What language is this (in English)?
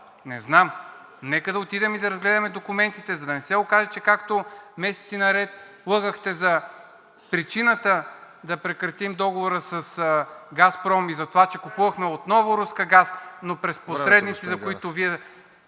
Bulgarian